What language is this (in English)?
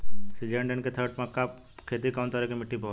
Bhojpuri